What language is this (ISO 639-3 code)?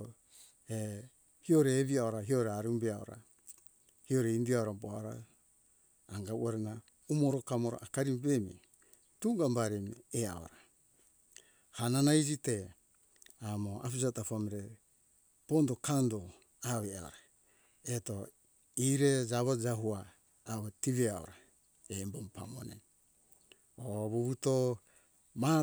hkk